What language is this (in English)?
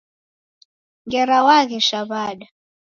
Taita